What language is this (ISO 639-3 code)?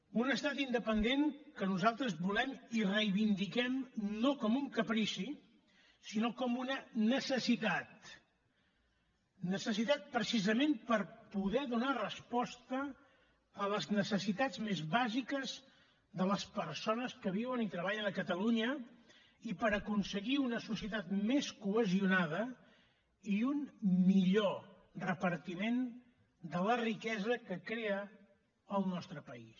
cat